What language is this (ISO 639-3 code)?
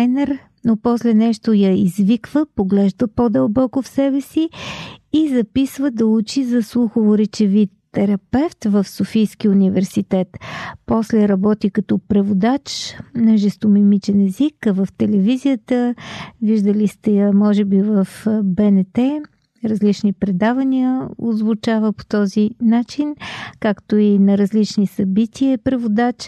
bul